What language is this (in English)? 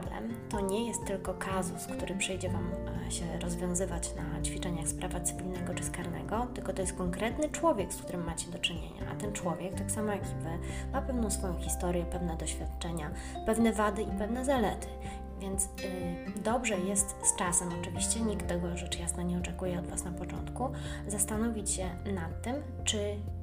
Polish